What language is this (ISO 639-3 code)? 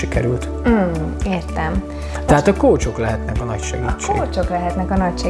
hun